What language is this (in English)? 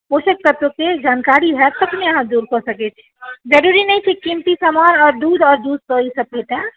Maithili